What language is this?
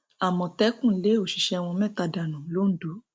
Yoruba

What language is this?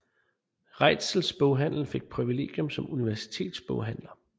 Danish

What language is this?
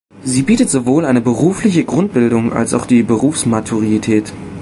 German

